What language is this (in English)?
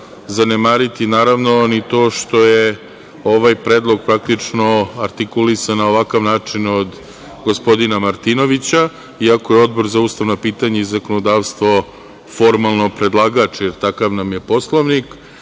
Serbian